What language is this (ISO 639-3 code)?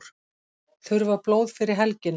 isl